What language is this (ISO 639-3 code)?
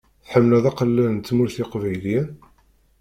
kab